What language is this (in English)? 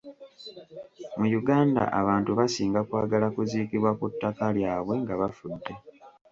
Ganda